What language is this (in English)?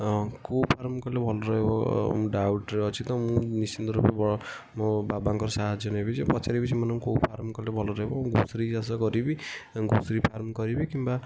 Odia